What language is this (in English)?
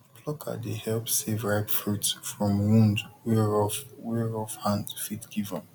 Nigerian Pidgin